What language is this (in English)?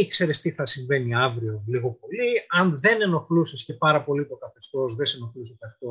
Greek